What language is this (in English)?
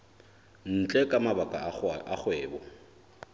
Southern Sotho